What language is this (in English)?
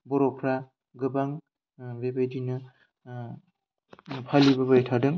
Bodo